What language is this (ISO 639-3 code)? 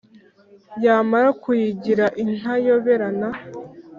kin